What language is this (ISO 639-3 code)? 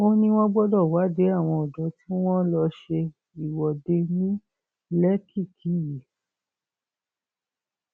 yor